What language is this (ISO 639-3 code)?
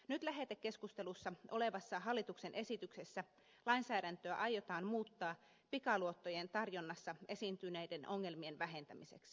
fin